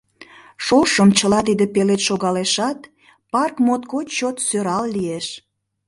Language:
Mari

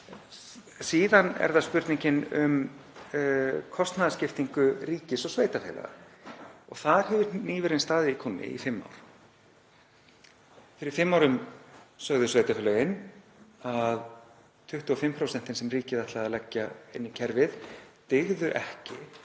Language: Icelandic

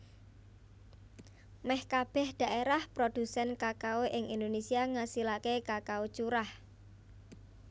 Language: Javanese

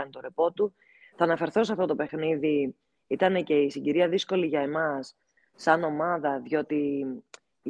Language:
Greek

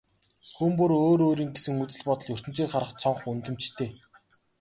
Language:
Mongolian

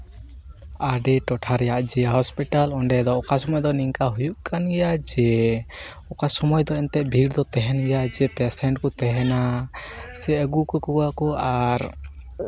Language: Santali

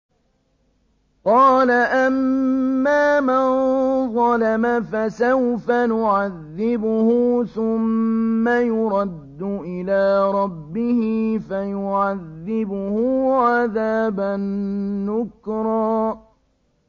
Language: Arabic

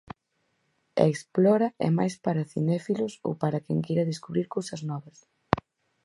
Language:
Galician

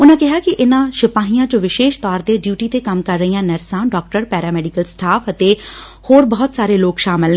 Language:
Punjabi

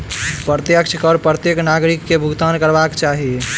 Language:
Maithili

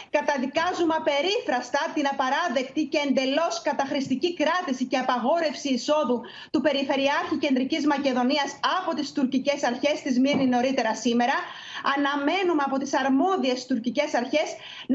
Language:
Greek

